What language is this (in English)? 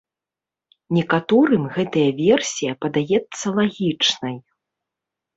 Belarusian